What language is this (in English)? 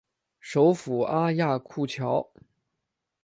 Chinese